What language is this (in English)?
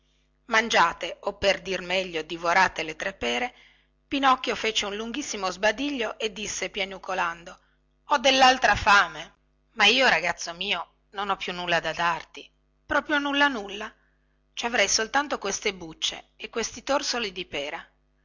Italian